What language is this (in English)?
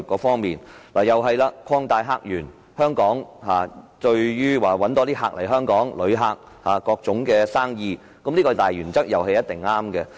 Cantonese